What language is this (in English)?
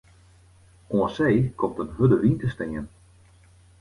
Western Frisian